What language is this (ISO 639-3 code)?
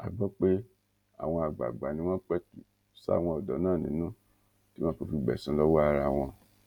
yor